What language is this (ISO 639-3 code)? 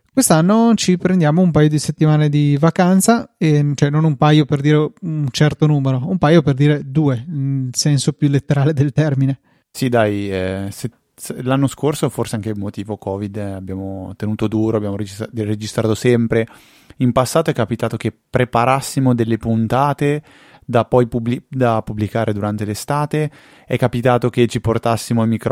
ita